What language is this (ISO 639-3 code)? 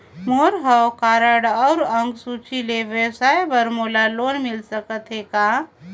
hne